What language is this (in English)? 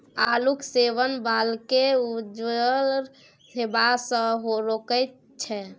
Maithili